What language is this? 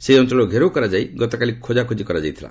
Odia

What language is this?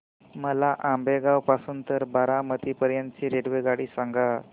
Marathi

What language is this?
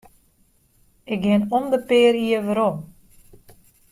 Western Frisian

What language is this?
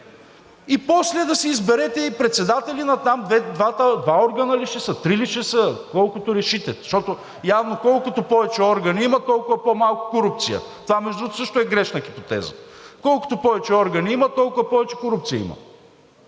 Bulgarian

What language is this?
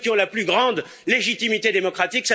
French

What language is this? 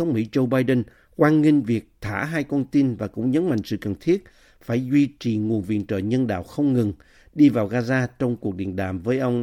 Vietnamese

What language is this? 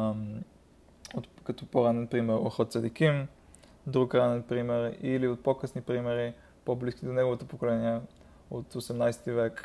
Bulgarian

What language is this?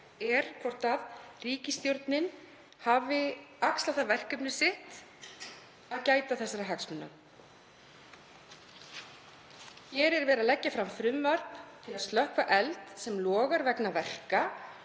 Icelandic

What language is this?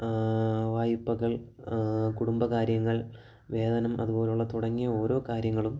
Malayalam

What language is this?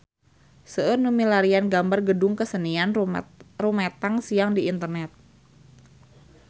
Sundanese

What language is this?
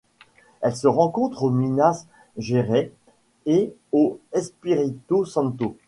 French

